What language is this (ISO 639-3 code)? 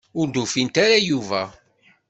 kab